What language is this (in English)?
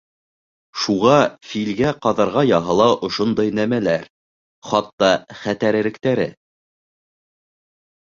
Bashkir